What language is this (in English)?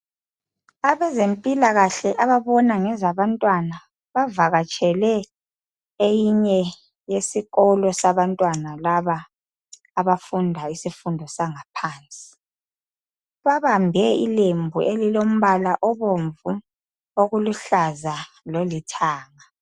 North Ndebele